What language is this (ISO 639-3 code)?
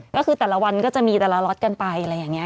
tha